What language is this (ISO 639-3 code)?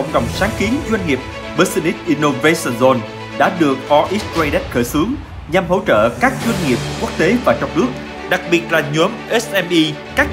vie